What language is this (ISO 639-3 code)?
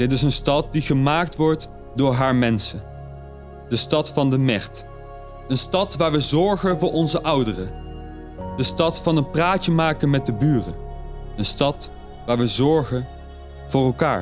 nld